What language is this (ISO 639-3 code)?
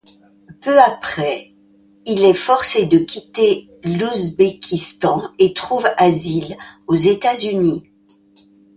fra